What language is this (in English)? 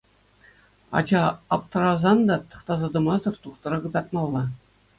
Chuvash